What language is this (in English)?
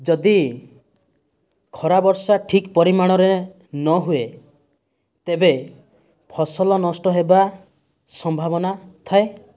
Odia